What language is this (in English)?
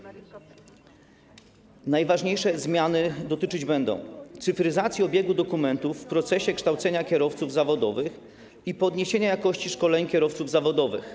Polish